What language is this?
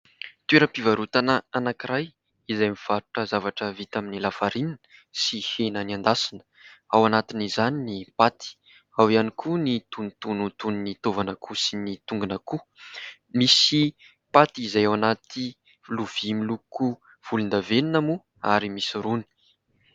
Malagasy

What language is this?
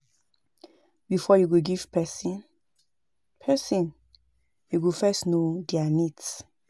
Nigerian Pidgin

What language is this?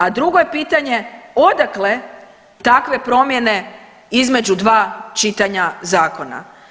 Croatian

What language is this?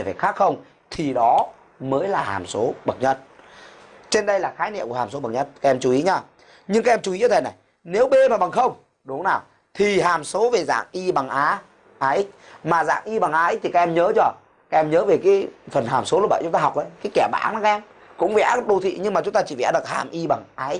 Vietnamese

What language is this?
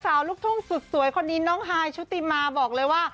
Thai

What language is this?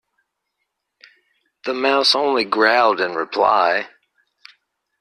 English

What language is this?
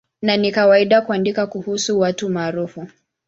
Swahili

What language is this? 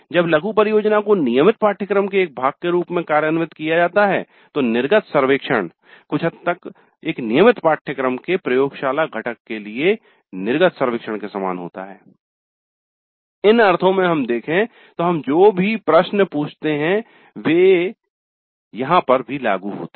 Hindi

